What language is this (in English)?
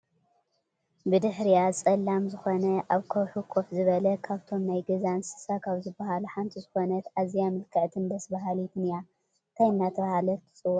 Tigrinya